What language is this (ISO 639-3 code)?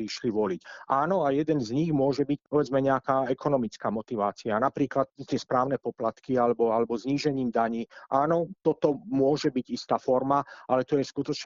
slk